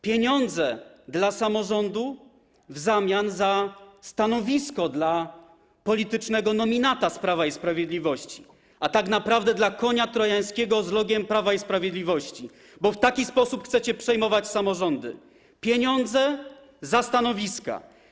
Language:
Polish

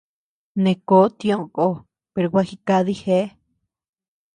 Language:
Tepeuxila Cuicatec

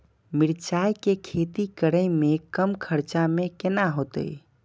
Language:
Maithili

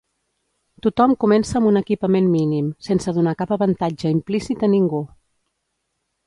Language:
Catalan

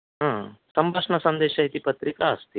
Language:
Sanskrit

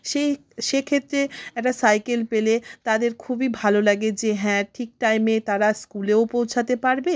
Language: Bangla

